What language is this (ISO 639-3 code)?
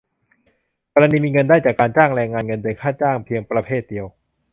tha